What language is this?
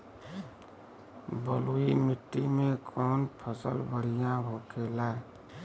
Bhojpuri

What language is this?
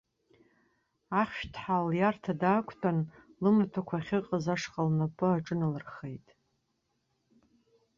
Abkhazian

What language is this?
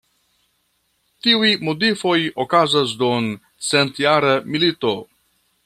Esperanto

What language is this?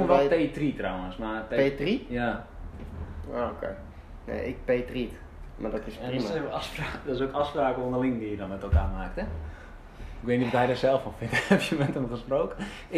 Dutch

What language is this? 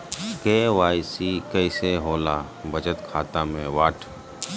Magahi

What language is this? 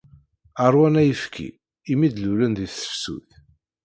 Kabyle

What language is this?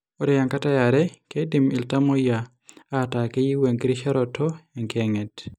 Masai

